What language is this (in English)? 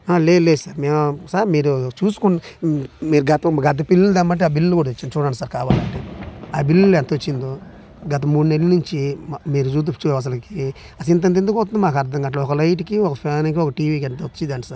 Telugu